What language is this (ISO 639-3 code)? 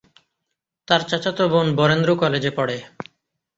ben